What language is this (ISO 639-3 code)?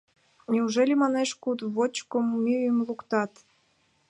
chm